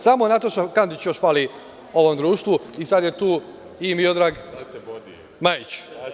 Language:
Serbian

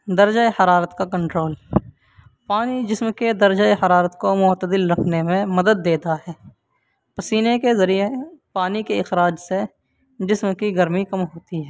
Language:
Urdu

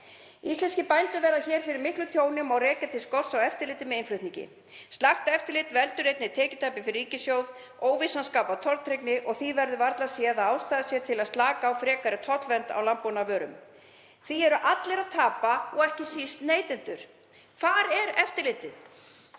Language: Icelandic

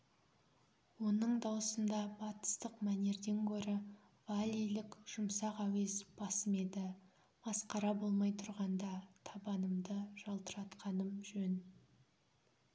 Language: Kazakh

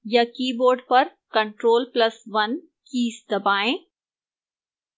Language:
Hindi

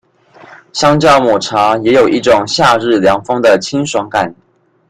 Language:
Chinese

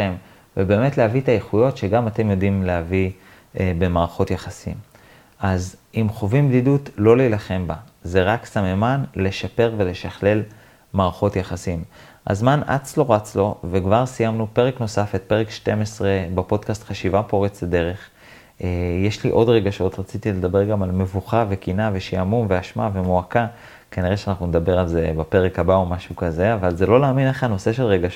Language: Hebrew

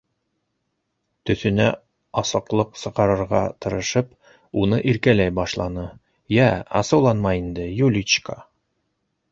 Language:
Bashkir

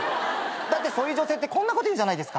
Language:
Japanese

